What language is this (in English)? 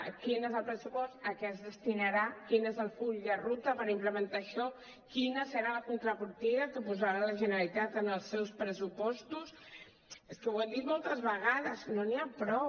Catalan